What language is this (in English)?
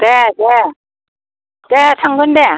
Bodo